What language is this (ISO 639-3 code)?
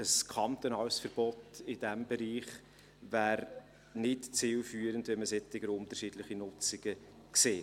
gsw